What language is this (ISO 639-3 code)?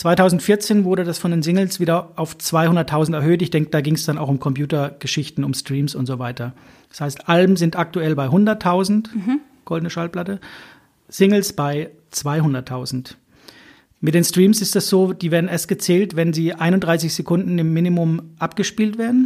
deu